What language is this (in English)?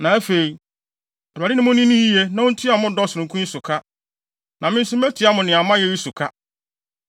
Akan